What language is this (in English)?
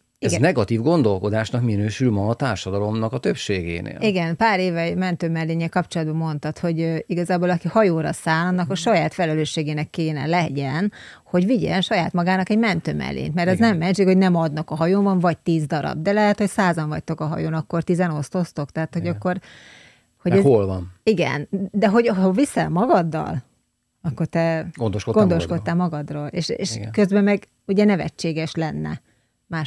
Hungarian